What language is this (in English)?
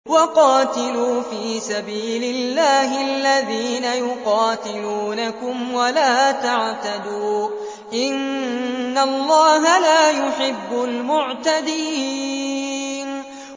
Arabic